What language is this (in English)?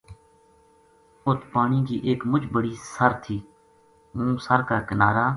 Gujari